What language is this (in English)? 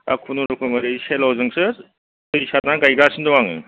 Bodo